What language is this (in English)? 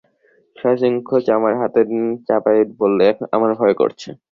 Bangla